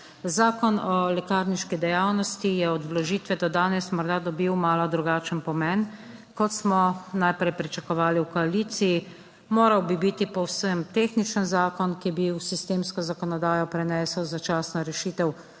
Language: Slovenian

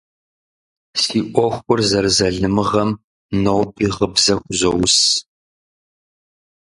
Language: Kabardian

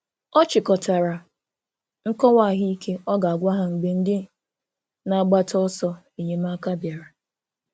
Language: Igbo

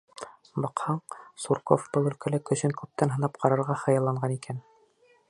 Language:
Bashkir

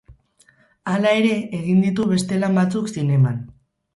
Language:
Basque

